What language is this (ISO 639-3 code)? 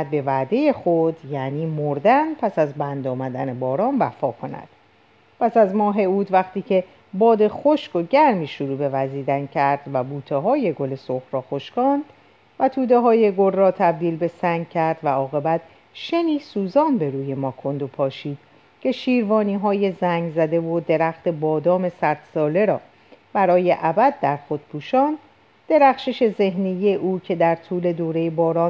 fas